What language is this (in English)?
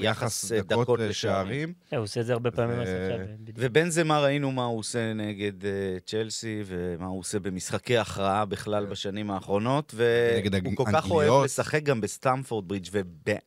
Hebrew